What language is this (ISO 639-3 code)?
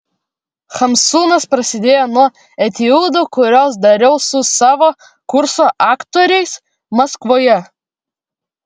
lit